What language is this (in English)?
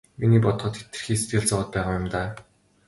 Mongolian